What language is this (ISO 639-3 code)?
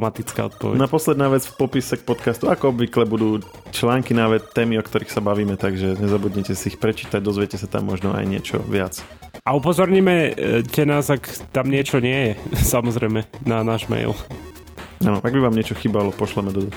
slk